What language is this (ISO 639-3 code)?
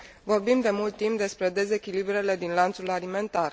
ron